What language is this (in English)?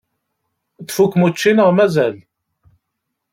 Kabyle